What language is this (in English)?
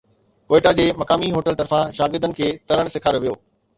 Sindhi